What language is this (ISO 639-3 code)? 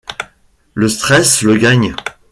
fra